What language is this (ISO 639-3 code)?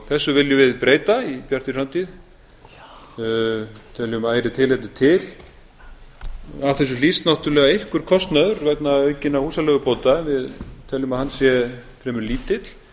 isl